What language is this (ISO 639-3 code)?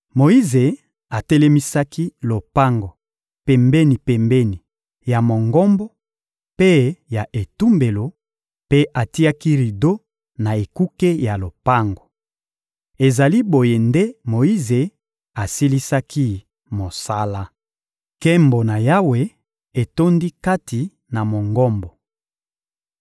lin